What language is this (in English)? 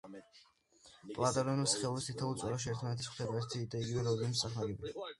Georgian